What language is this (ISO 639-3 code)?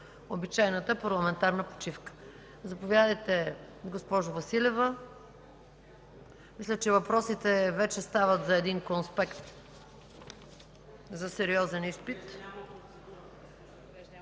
bul